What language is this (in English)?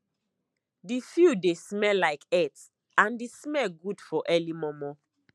Nigerian Pidgin